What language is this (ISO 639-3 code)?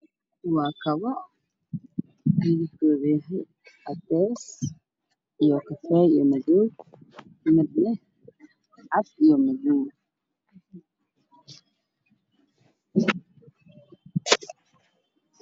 som